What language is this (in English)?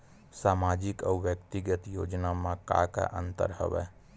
Chhattisgarhi